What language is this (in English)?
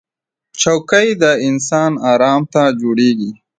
Pashto